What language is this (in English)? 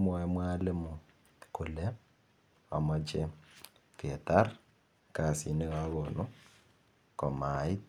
Kalenjin